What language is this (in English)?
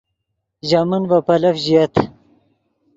Yidgha